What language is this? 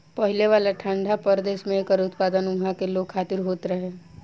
Bhojpuri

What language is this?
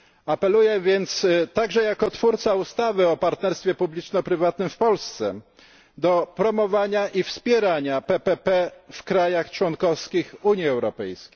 Polish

